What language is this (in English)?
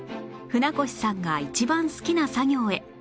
Japanese